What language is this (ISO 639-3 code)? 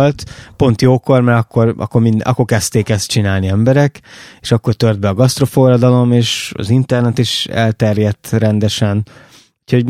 hun